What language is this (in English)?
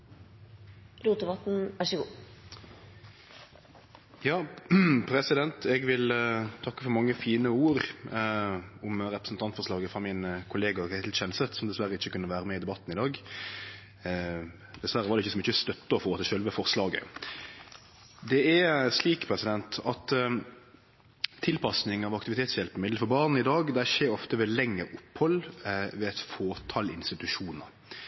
Norwegian Nynorsk